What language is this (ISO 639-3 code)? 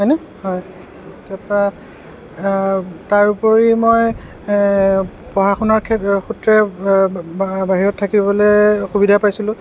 asm